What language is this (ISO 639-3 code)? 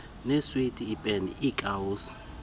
xho